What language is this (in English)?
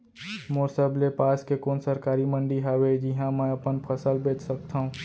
Chhattisgarhi